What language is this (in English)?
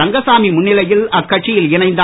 Tamil